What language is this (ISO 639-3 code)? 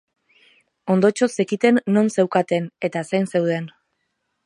eus